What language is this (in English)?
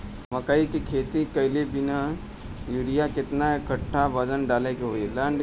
Bhojpuri